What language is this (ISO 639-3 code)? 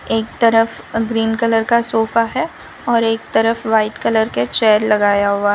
hin